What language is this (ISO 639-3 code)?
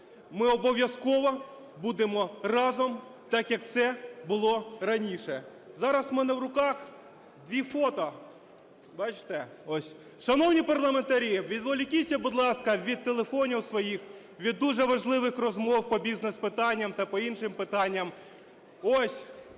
ukr